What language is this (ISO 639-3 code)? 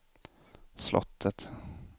swe